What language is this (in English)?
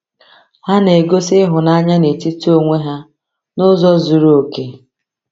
Igbo